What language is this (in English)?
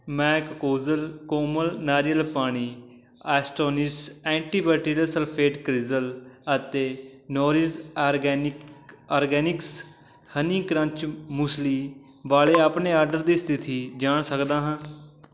Punjabi